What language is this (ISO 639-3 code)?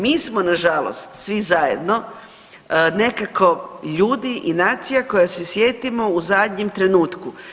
hrv